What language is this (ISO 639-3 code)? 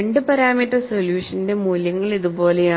mal